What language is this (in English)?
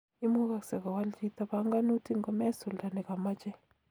Kalenjin